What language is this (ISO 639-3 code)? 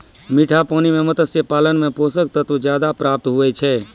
mai